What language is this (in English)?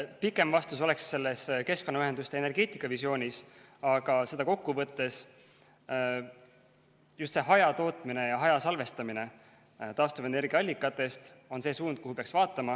Estonian